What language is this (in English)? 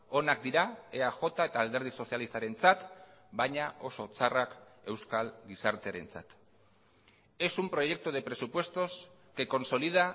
Basque